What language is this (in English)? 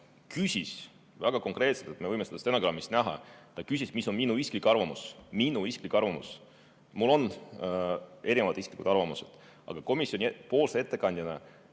Estonian